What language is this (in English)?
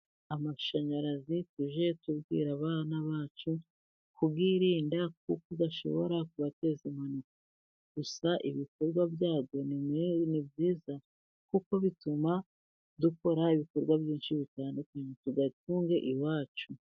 Kinyarwanda